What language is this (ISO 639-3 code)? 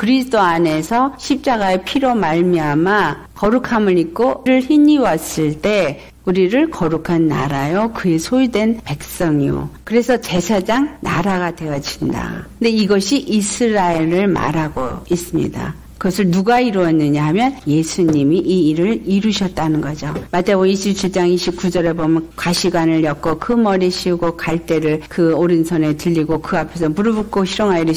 kor